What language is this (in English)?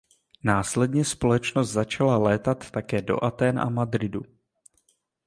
Czech